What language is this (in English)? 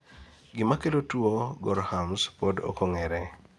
Luo (Kenya and Tanzania)